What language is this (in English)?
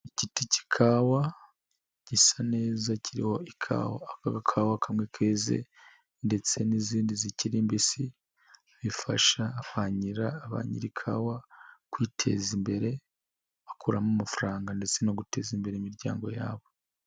Kinyarwanda